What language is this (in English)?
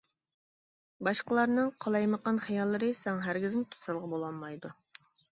Uyghur